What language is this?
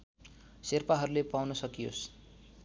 Nepali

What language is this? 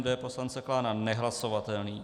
Czech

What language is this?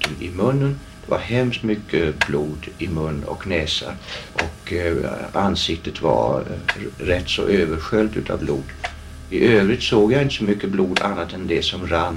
Swedish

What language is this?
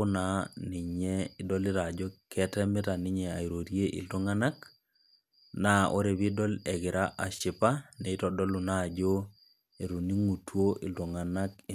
Masai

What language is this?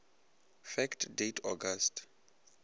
Northern Sotho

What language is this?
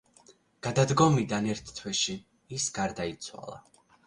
Georgian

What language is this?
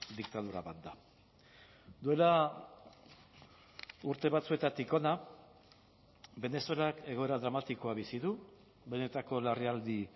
Basque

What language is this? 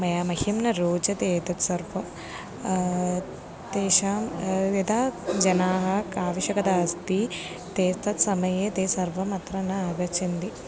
Sanskrit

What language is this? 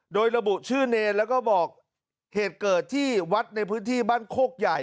Thai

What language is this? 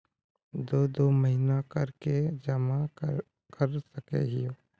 Magahi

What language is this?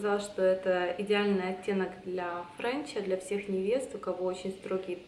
Russian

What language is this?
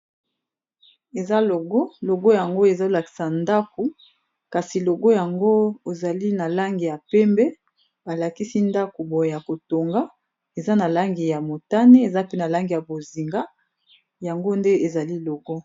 Lingala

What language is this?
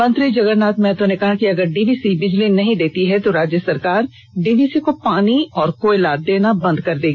Hindi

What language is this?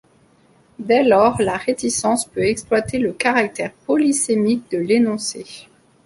French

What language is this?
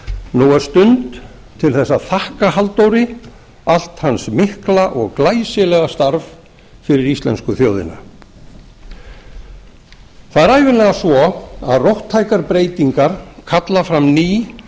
Icelandic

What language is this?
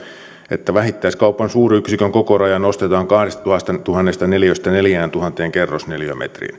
Finnish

